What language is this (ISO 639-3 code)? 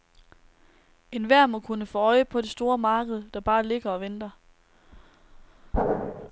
dan